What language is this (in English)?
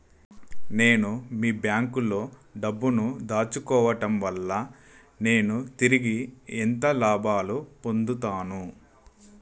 Telugu